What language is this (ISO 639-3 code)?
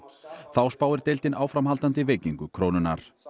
isl